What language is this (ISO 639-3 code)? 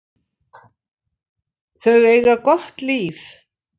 isl